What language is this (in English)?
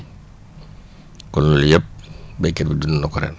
Wolof